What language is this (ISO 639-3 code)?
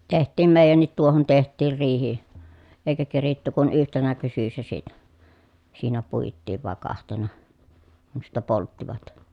fin